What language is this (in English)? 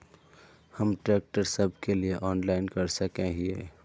Magahi